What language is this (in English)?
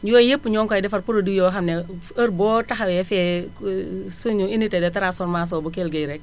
Wolof